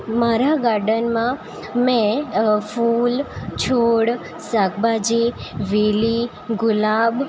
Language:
Gujarati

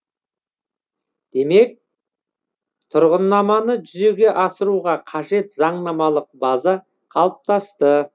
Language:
Kazakh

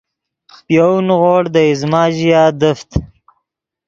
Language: Yidgha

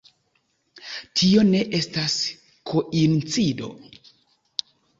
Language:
Esperanto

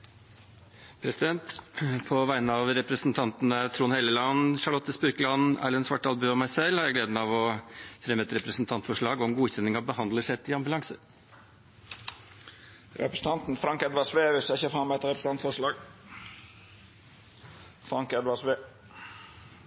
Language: Norwegian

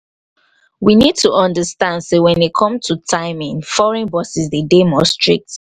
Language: Nigerian Pidgin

